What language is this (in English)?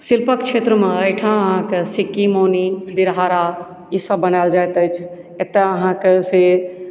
Maithili